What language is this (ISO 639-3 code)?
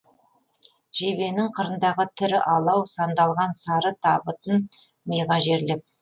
kaz